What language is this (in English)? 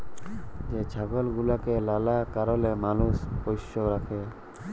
Bangla